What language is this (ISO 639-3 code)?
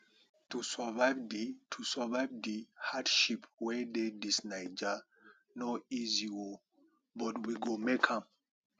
pcm